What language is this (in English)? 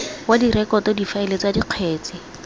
Tswana